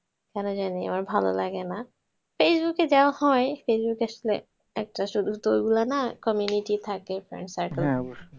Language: Bangla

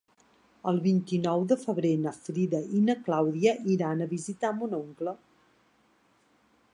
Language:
Catalan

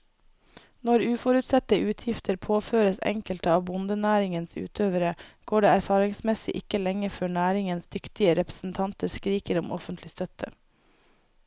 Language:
Norwegian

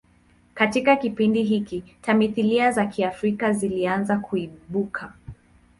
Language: Swahili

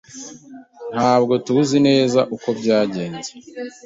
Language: Kinyarwanda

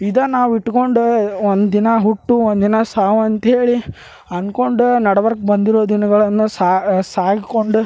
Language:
Kannada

